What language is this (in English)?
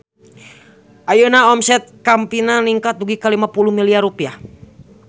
Sundanese